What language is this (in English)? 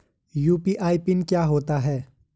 Hindi